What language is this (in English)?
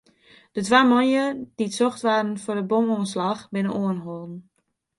Western Frisian